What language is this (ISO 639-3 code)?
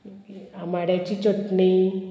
kok